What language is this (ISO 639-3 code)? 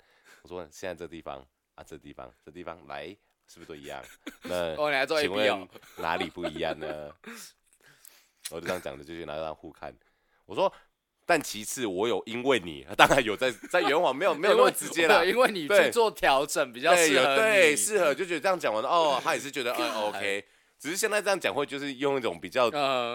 zho